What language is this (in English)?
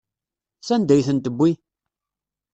Kabyle